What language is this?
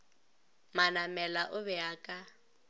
Northern Sotho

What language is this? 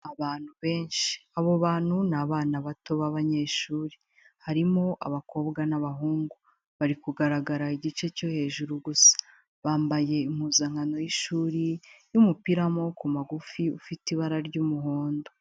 Kinyarwanda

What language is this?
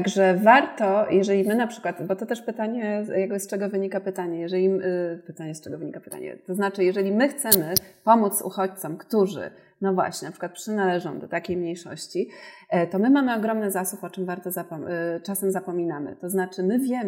Polish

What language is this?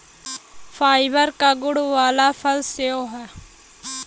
Bhojpuri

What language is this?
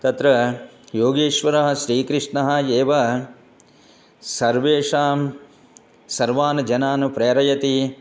Sanskrit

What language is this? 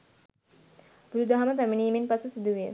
Sinhala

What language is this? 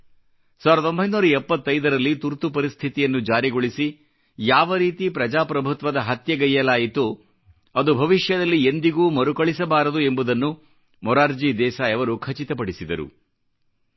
Kannada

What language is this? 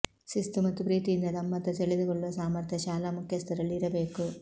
Kannada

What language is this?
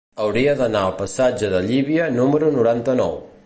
Catalan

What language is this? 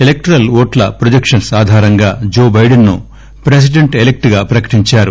Telugu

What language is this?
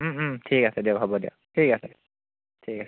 Assamese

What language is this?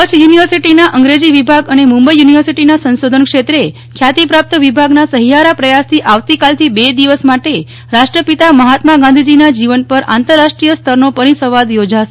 Gujarati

